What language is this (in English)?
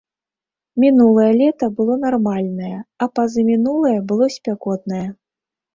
Belarusian